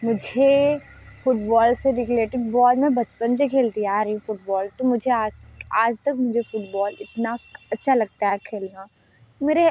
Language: Hindi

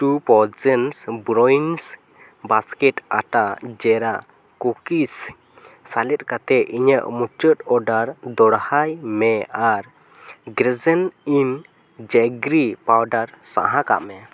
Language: Santali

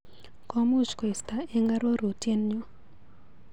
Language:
Kalenjin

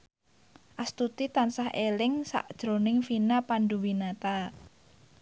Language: Javanese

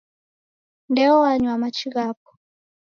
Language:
Taita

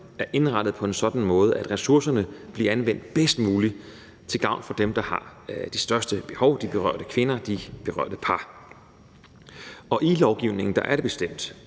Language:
Danish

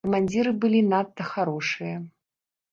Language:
Belarusian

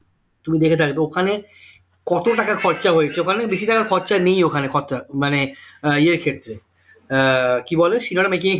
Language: Bangla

